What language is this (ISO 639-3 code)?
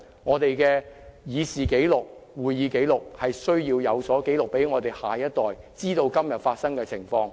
yue